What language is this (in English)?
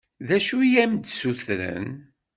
Kabyle